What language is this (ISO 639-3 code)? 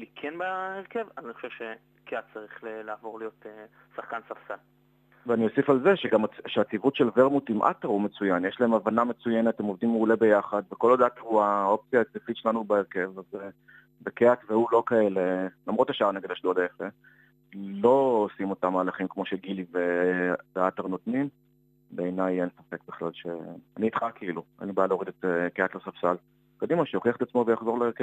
heb